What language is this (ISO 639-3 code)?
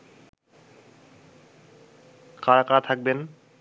ben